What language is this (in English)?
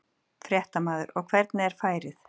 Icelandic